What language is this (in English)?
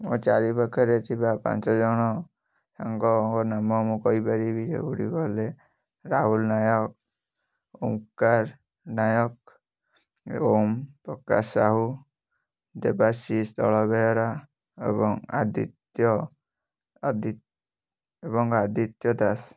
Odia